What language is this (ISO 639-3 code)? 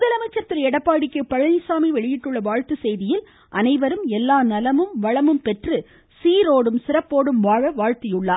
tam